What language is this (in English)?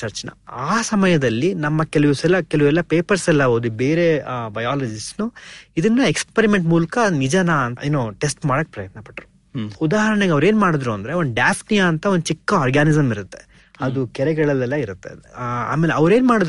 Kannada